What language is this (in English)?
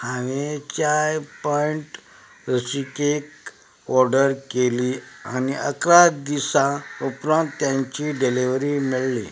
Konkani